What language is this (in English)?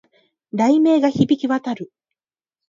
Japanese